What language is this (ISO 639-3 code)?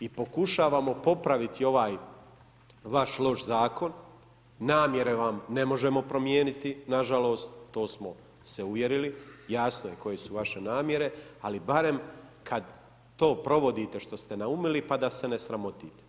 hrv